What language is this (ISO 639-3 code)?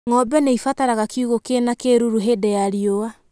kik